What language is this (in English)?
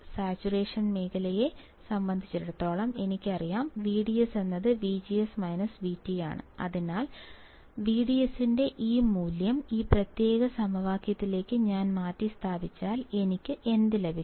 Malayalam